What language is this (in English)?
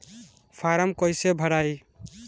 Bhojpuri